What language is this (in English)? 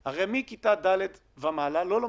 Hebrew